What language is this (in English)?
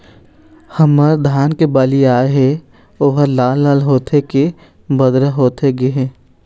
Chhattisgarhi